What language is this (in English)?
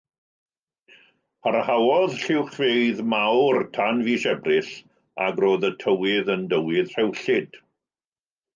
Welsh